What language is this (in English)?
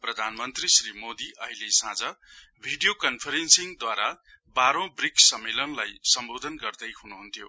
Nepali